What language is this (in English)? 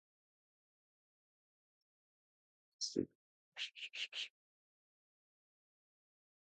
Urdu